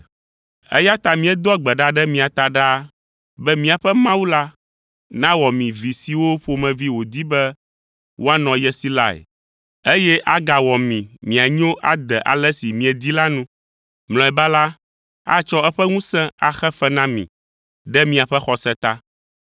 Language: Ewe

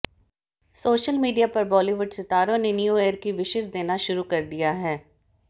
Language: Hindi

